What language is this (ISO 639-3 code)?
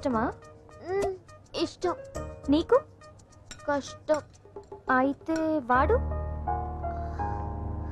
hin